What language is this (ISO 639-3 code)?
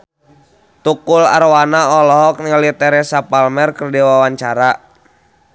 sun